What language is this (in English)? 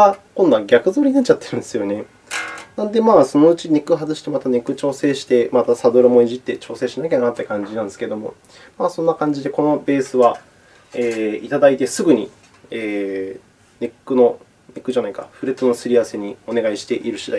Japanese